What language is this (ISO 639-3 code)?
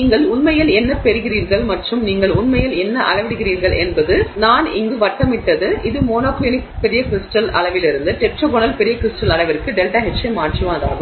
tam